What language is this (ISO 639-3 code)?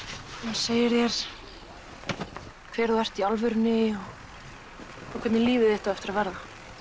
isl